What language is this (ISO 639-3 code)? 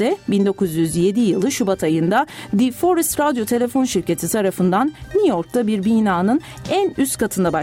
tur